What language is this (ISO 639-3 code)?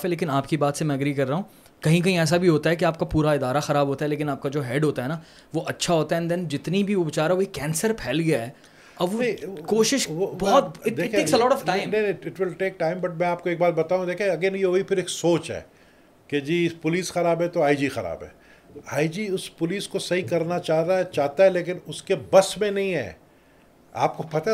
urd